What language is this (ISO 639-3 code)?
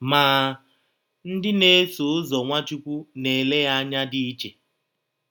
ibo